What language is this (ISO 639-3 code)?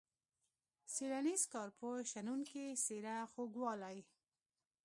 pus